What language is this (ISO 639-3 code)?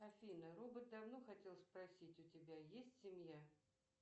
rus